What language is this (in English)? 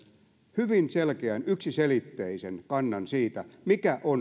Finnish